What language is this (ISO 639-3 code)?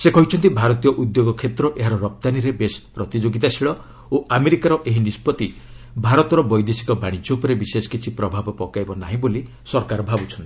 ori